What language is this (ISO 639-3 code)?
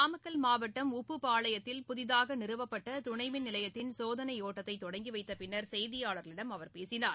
tam